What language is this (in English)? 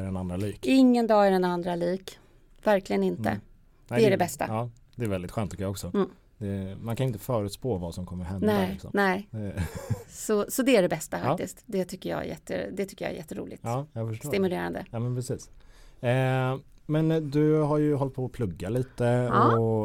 Swedish